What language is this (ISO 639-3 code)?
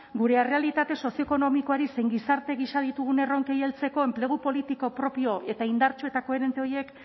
eus